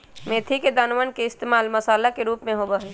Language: Magahi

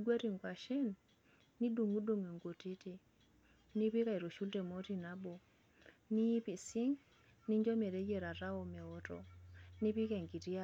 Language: Masai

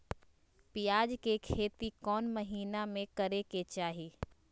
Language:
Magahi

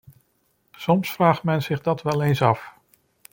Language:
Dutch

